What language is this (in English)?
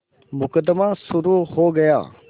Hindi